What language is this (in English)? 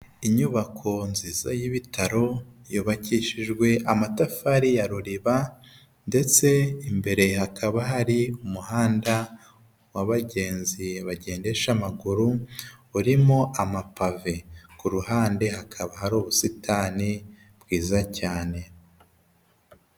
Kinyarwanda